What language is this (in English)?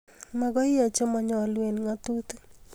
Kalenjin